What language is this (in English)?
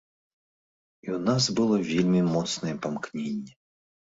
Belarusian